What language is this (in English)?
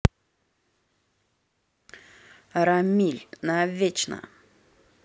Russian